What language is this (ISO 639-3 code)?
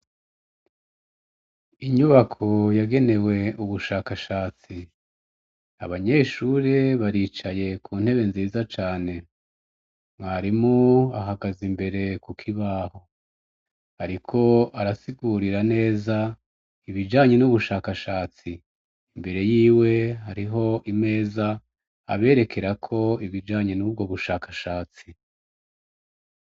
run